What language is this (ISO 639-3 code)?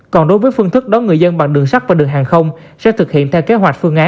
vie